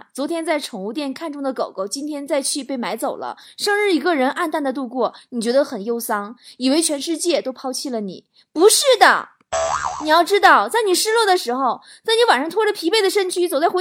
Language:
Chinese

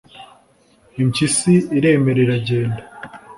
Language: Kinyarwanda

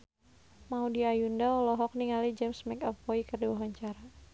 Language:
Sundanese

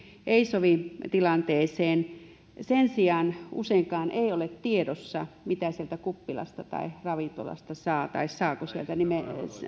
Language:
Finnish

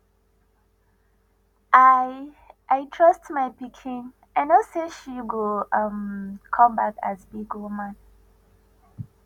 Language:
Nigerian Pidgin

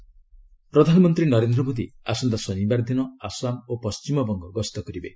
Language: Odia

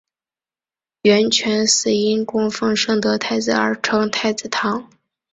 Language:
Chinese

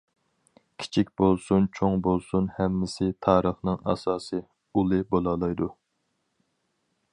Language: Uyghur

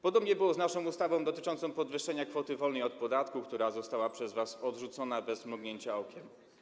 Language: Polish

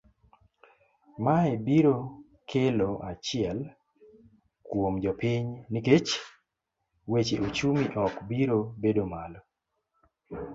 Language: Luo (Kenya and Tanzania)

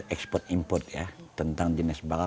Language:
Indonesian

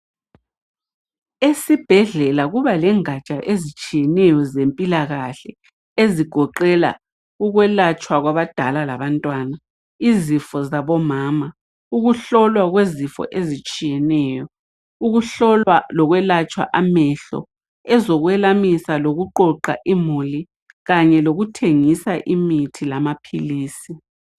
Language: North Ndebele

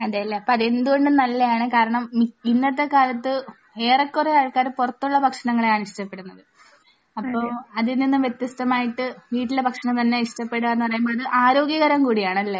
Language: Malayalam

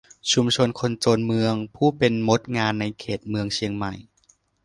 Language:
Thai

